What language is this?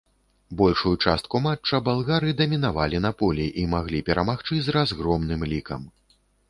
Belarusian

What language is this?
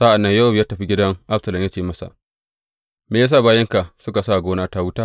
Hausa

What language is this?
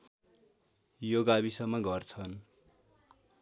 Nepali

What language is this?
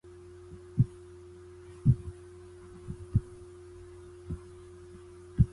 Chinese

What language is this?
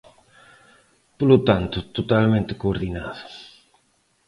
Galician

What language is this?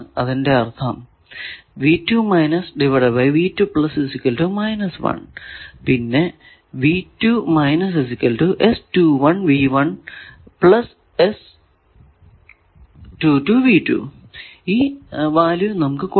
Malayalam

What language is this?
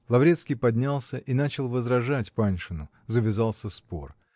Russian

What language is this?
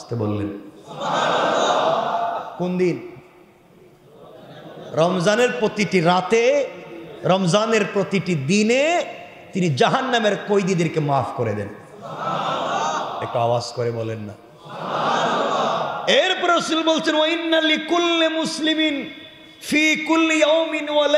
Arabic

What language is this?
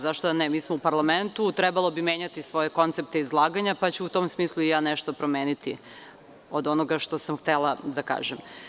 Serbian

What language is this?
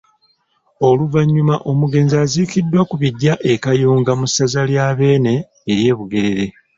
Ganda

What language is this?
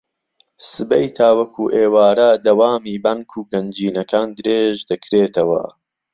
Central Kurdish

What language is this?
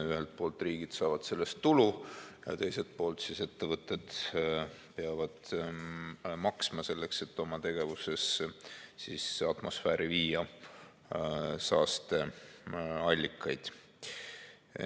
Estonian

